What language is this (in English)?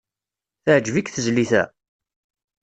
Kabyle